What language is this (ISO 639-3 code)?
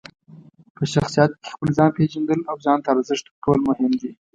pus